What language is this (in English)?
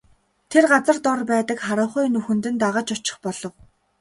Mongolian